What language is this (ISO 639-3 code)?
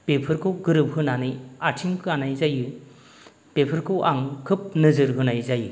brx